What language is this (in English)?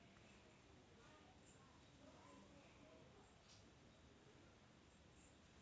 Marathi